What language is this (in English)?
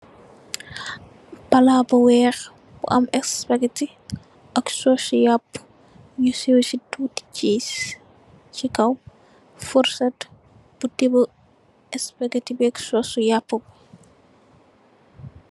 Wolof